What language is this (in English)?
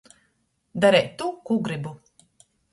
Latgalian